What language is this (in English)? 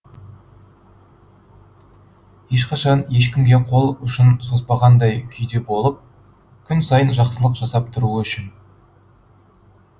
Kazakh